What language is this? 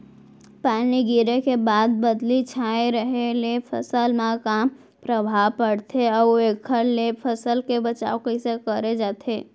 Chhattisgarhi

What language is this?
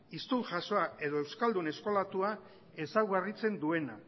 Basque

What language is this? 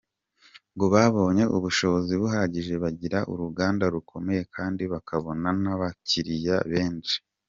Kinyarwanda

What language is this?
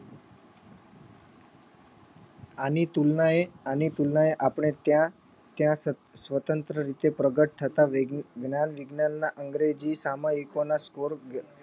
Gujarati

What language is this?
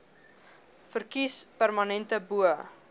Afrikaans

